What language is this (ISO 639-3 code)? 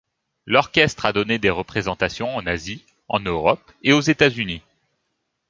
fra